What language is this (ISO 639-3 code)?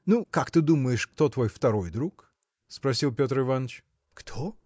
rus